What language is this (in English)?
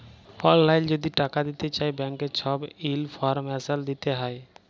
Bangla